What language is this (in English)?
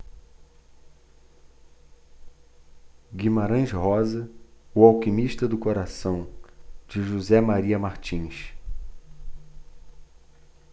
Portuguese